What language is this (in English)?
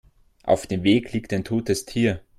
German